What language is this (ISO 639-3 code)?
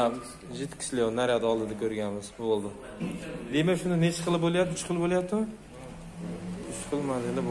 tur